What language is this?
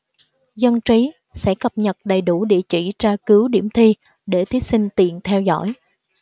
Vietnamese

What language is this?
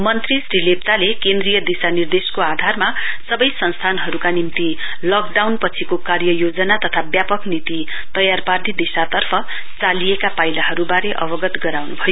Nepali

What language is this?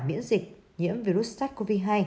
Vietnamese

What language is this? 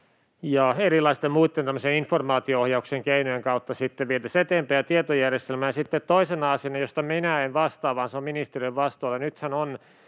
Finnish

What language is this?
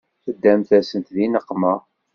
Kabyle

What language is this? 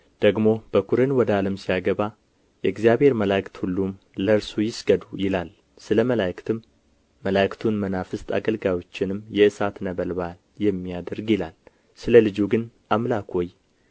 Amharic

